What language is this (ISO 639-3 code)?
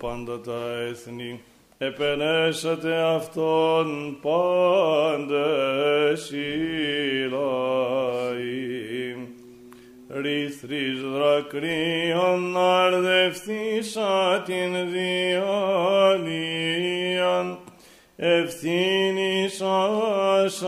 ell